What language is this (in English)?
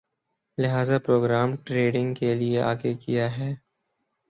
Urdu